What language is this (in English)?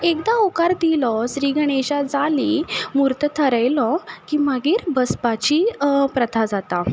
Konkani